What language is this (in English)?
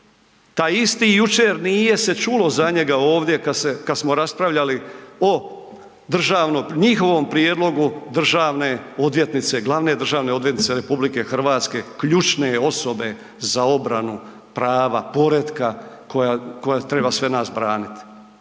Croatian